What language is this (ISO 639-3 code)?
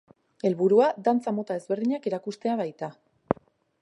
eus